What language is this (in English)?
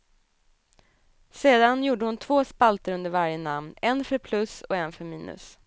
Swedish